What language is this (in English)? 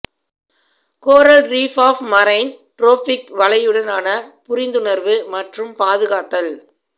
Tamil